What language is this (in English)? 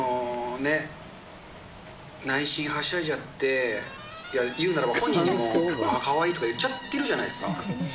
Japanese